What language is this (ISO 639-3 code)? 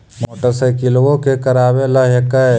mag